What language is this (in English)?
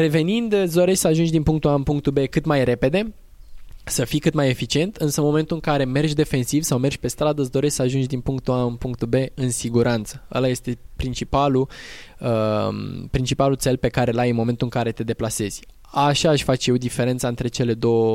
Romanian